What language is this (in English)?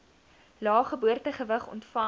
Afrikaans